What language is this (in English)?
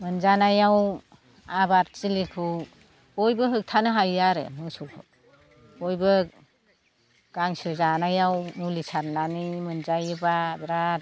Bodo